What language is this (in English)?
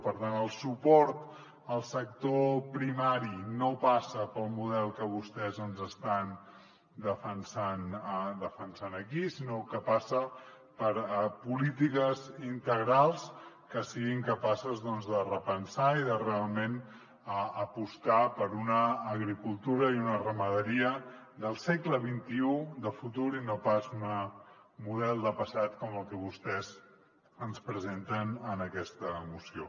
Catalan